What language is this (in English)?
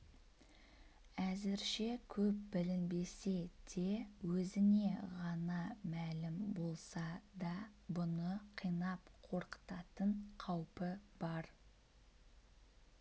Kazakh